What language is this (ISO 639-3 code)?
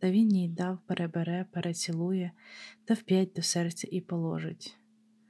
ukr